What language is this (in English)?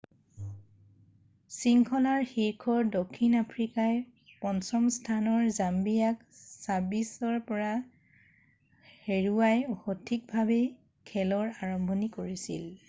Assamese